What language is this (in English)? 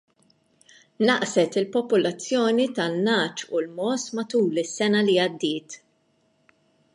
Maltese